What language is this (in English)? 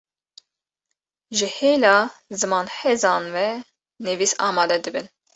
Kurdish